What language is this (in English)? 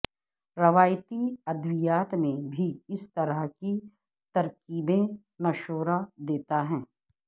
Urdu